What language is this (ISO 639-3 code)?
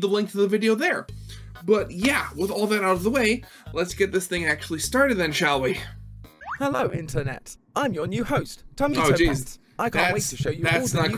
eng